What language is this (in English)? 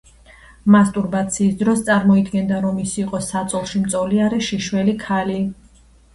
Georgian